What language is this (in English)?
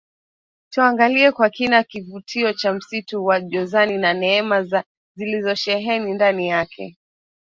Swahili